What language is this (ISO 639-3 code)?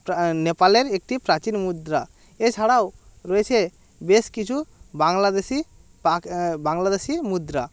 ben